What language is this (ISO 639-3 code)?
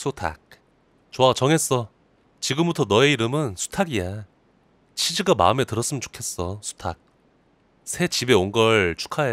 kor